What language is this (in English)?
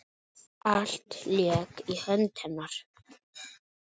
Icelandic